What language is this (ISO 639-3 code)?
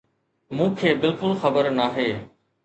snd